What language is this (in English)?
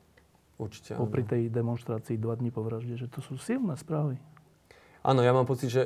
Slovak